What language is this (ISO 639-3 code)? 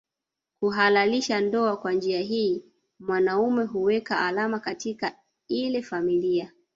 swa